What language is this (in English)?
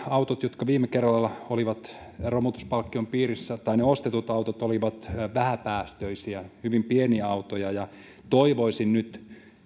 Finnish